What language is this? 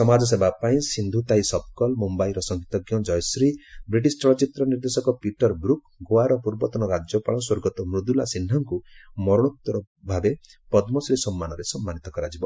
Odia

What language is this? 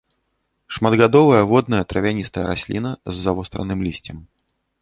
Belarusian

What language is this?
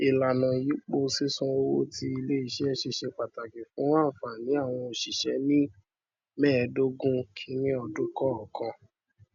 Yoruba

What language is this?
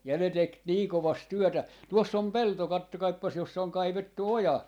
Finnish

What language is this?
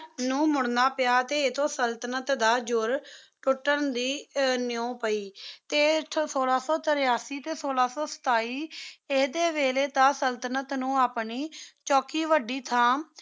Punjabi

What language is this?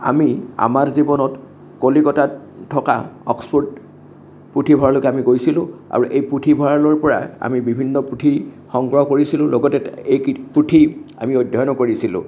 Assamese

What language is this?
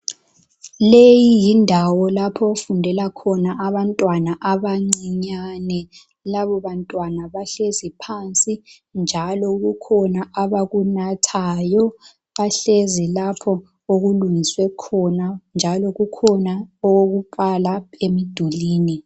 North Ndebele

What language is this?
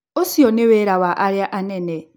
Kikuyu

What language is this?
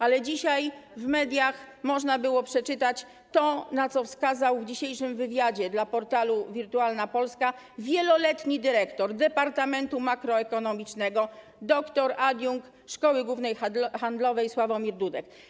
Polish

